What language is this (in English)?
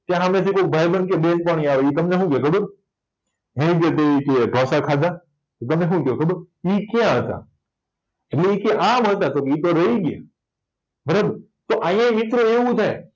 Gujarati